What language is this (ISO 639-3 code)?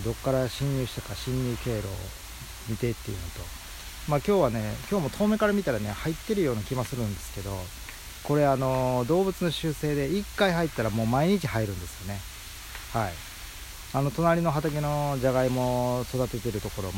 jpn